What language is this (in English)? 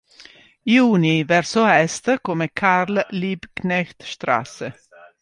Italian